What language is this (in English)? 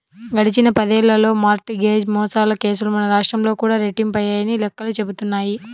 Telugu